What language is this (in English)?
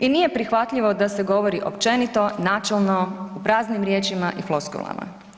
Croatian